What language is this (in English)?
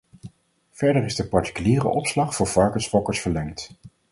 Dutch